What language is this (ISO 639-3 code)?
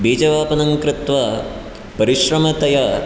san